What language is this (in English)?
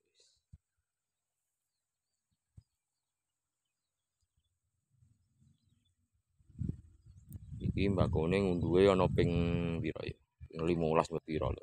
Indonesian